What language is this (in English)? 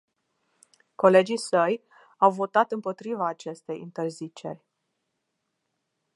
Romanian